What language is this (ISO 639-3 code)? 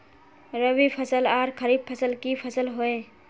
mag